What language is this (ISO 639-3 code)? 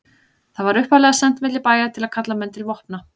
isl